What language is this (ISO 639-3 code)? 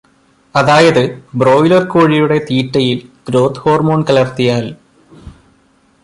mal